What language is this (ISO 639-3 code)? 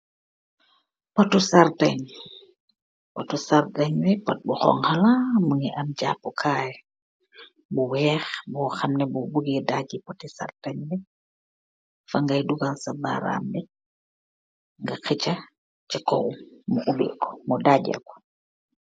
wol